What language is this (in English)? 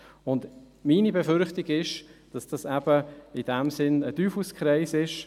Swiss German